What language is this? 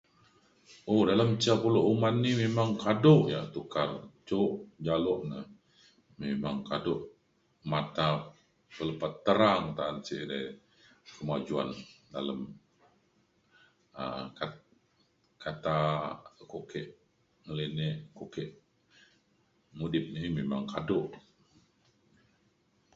Mainstream Kenyah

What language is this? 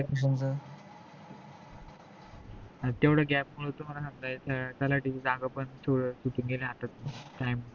Marathi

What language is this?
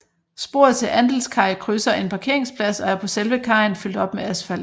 Danish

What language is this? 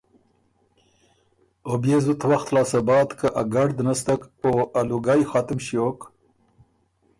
Ormuri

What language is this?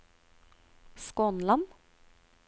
Norwegian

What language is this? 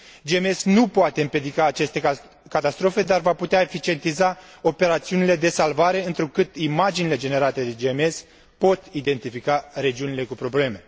Romanian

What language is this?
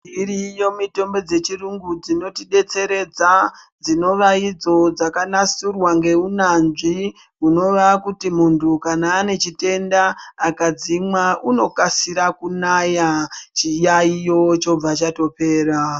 Ndau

